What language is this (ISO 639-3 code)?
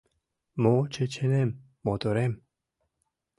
chm